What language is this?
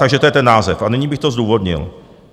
Czech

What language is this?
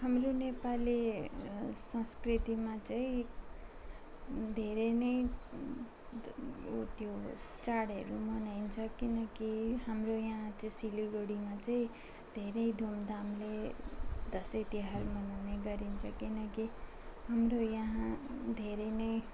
Nepali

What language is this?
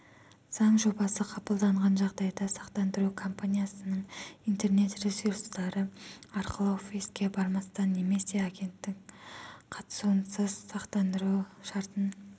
Kazakh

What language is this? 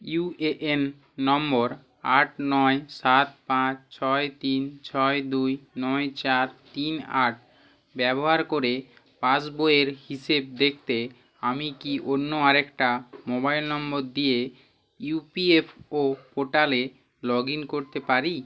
Bangla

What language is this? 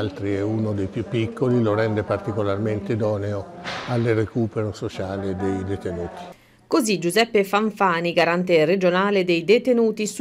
Italian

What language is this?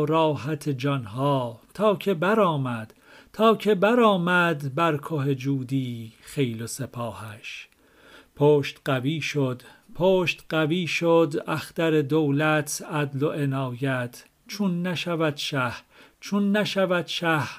Persian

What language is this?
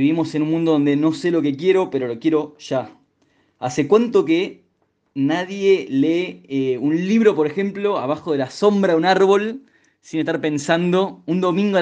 Spanish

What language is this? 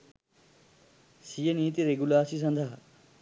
Sinhala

